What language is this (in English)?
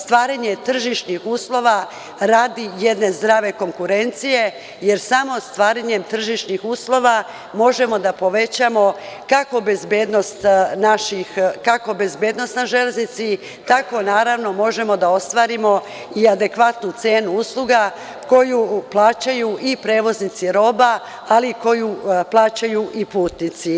Serbian